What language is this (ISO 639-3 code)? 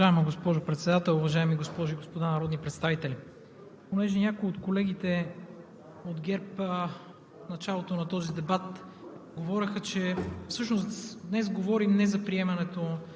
bul